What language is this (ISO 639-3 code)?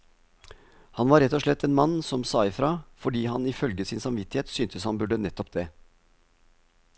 nor